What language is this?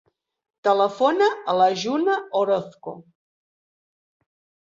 Catalan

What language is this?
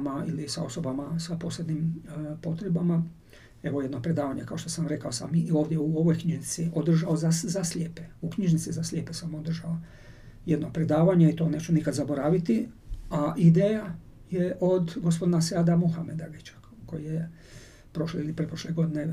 Croatian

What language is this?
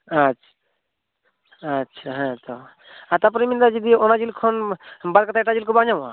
Santali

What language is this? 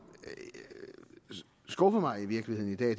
Danish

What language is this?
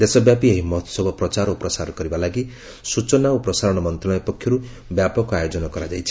Odia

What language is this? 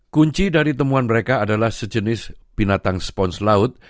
Indonesian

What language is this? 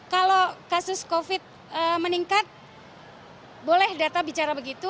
Indonesian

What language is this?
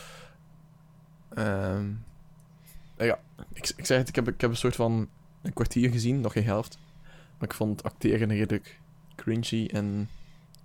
Dutch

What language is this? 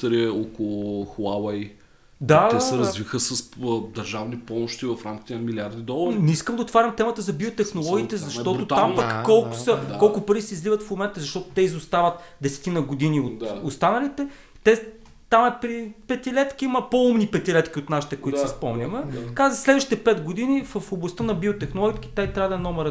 Bulgarian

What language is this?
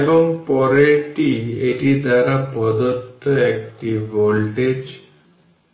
Bangla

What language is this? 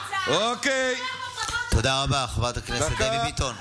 Hebrew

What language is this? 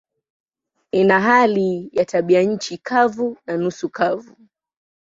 Swahili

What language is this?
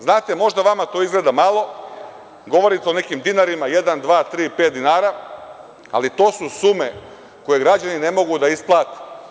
Serbian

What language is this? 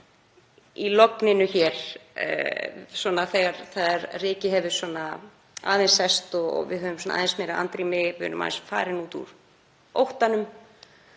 Icelandic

